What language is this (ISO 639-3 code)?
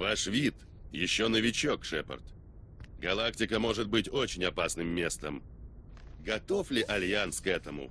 rus